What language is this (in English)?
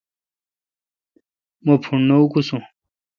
Kalkoti